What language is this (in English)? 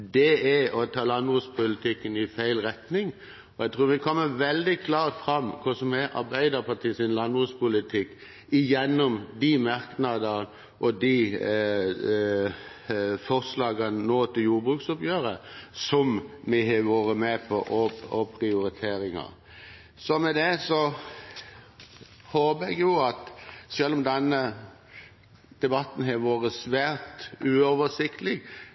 Norwegian Bokmål